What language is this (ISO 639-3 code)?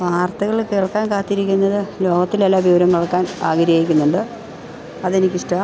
mal